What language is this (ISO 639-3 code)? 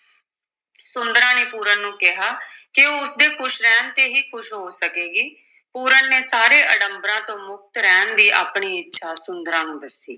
pan